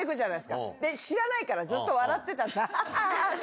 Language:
Japanese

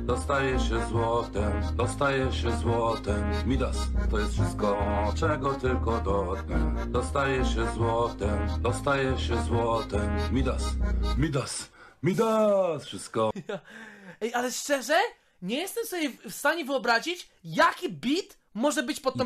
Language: Polish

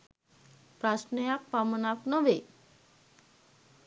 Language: Sinhala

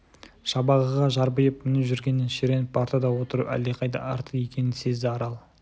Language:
Kazakh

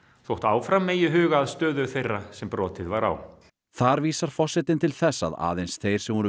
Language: Icelandic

